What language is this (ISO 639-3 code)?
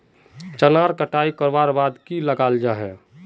mag